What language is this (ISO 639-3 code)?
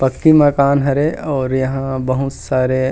hne